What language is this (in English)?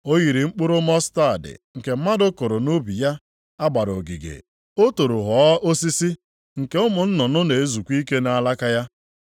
Igbo